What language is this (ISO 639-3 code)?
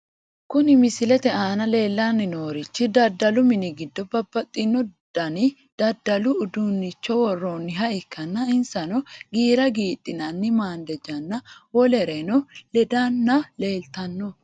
sid